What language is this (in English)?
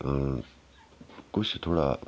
Dogri